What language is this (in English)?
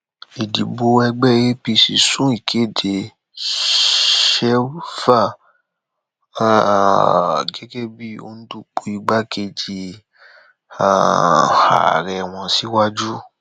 Yoruba